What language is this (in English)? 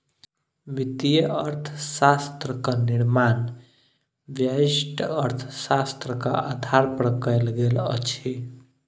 Maithili